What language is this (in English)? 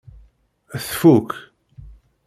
Kabyle